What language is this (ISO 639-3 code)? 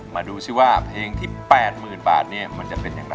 tha